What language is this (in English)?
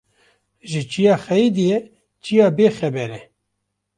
Kurdish